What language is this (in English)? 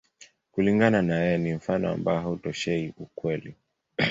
Swahili